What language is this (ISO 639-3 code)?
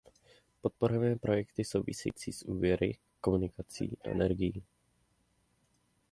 ces